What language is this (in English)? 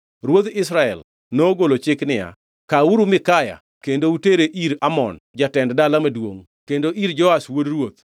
Luo (Kenya and Tanzania)